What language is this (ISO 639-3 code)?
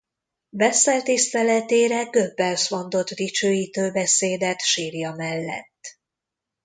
hun